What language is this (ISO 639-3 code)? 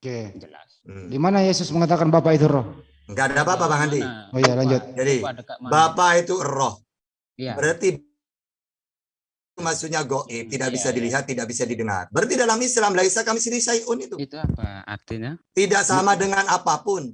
ind